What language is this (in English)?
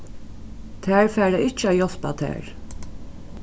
Faroese